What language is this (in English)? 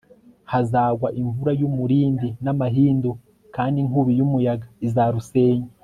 Kinyarwanda